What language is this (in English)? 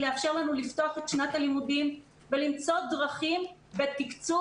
Hebrew